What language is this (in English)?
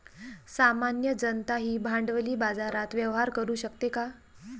Marathi